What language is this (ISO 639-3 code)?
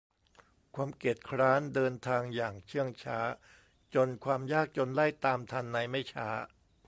tha